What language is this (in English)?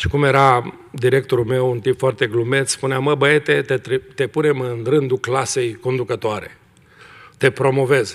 Romanian